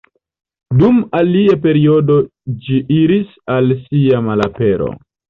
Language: Esperanto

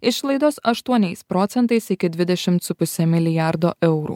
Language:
Lithuanian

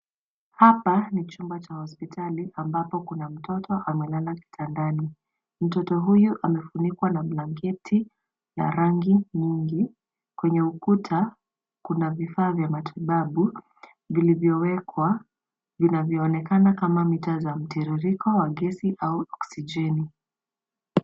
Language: Swahili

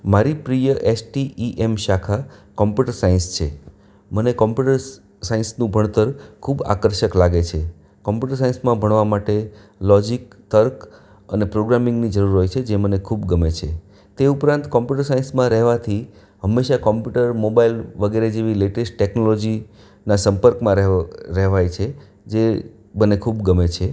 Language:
Gujarati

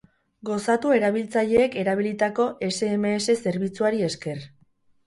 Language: Basque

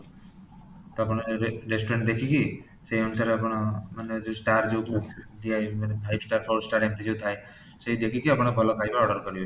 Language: Odia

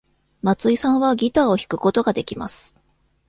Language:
Japanese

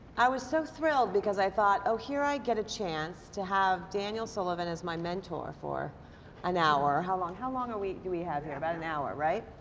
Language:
English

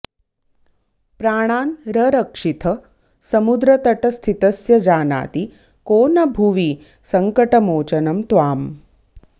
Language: Sanskrit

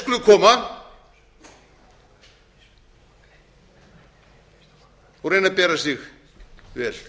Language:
Icelandic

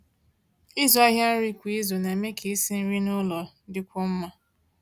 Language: Igbo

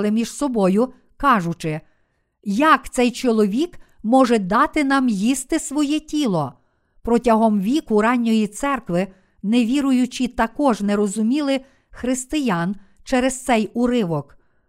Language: Ukrainian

